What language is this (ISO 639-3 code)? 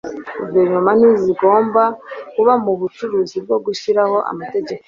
kin